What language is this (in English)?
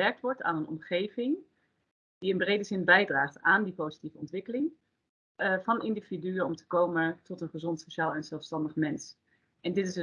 Dutch